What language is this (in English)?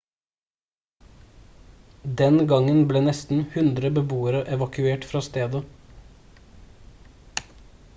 Norwegian Bokmål